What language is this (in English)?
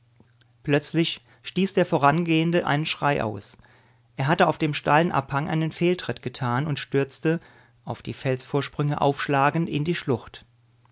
German